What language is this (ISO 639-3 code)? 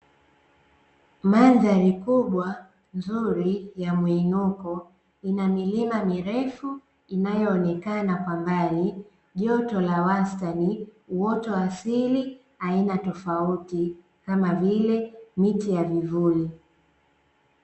swa